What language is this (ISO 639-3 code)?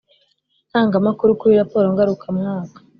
kin